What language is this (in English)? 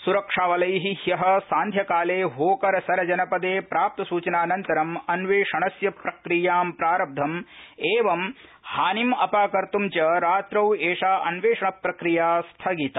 Sanskrit